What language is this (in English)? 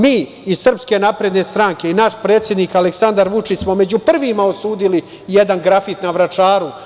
Serbian